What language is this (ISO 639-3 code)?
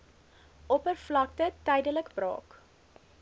afr